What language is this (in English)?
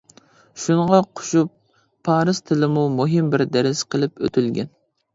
Uyghur